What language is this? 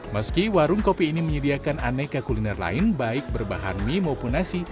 Indonesian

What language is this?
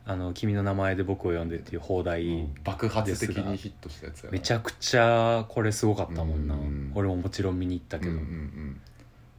Japanese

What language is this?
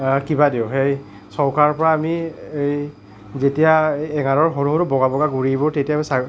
Assamese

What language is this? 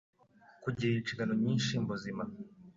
Kinyarwanda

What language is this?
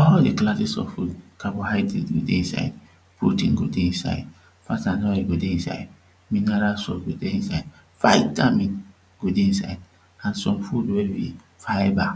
Nigerian Pidgin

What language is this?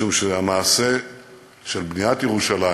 Hebrew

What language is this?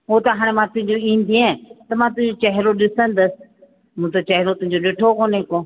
Sindhi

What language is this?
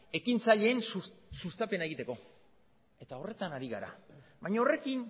Basque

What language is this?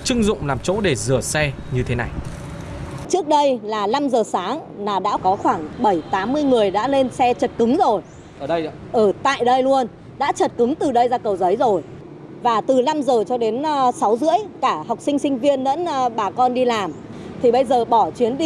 Vietnamese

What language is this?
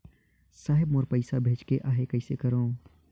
Chhattisgarhi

